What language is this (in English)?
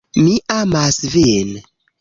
Esperanto